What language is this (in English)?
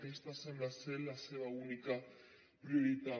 Catalan